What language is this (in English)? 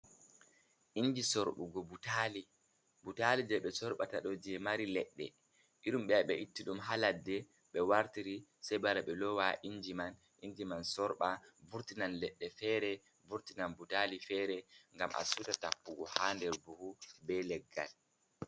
Fula